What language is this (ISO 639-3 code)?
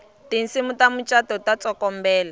tso